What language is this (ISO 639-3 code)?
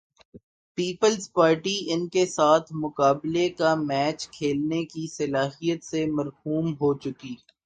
urd